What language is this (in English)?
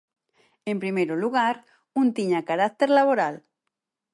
Galician